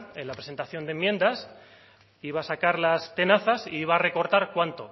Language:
Spanish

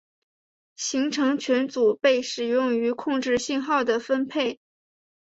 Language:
Chinese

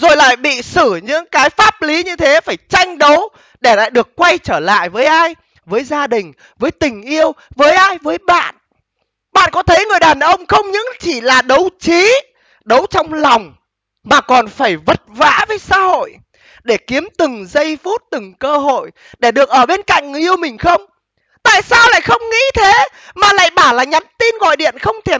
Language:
Vietnamese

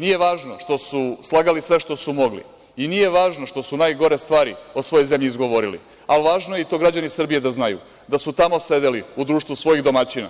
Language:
Serbian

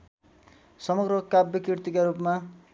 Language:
Nepali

